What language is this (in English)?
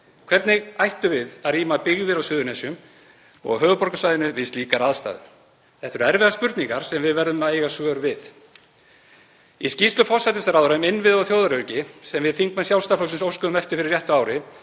Icelandic